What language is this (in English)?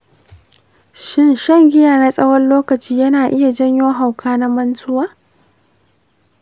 Hausa